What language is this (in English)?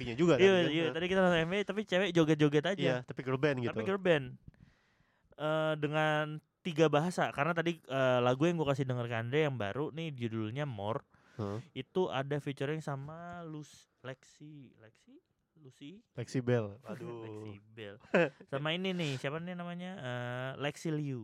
Indonesian